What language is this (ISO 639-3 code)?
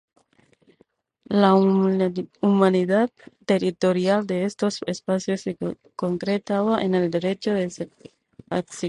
spa